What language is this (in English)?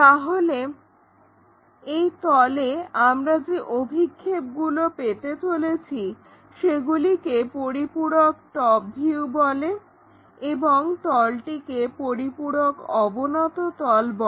Bangla